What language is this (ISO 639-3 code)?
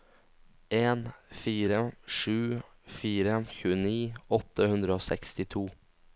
nor